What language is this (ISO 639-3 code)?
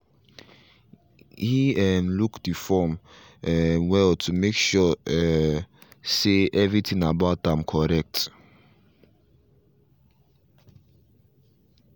pcm